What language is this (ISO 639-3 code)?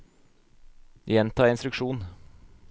nor